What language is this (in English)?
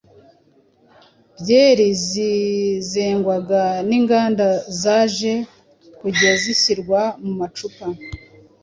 Kinyarwanda